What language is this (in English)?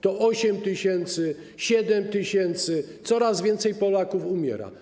Polish